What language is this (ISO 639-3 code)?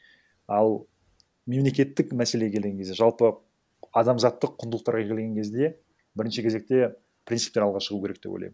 kaz